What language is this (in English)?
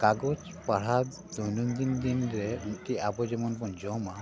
Santali